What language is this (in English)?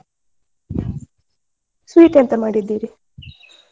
Kannada